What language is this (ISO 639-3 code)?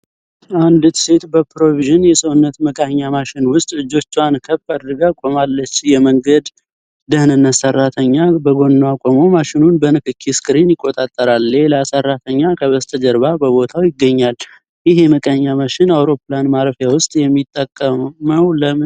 amh